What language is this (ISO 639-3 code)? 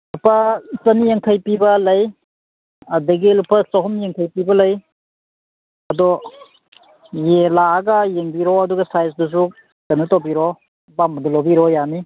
mni